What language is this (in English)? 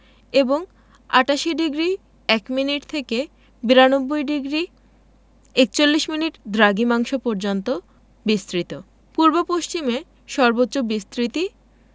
Bangla